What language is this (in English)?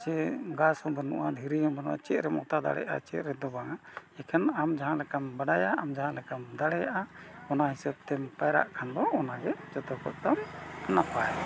Santali